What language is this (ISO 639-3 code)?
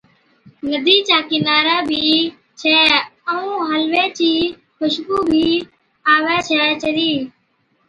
odk